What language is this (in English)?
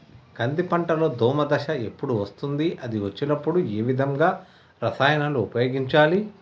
Telugu